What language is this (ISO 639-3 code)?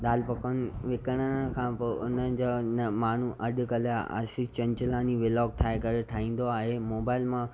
snd